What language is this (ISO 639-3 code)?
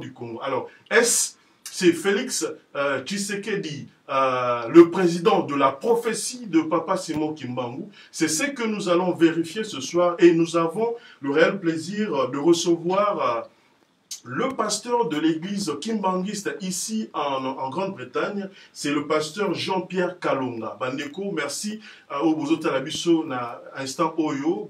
fra